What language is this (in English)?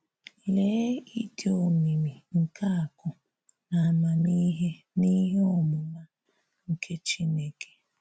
Igbo